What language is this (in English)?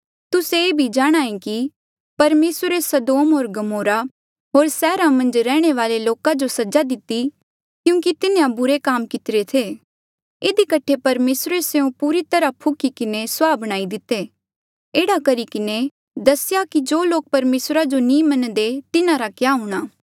Mandeali